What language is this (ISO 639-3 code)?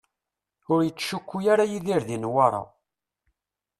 kab